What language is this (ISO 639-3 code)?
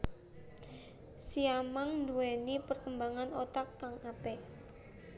jav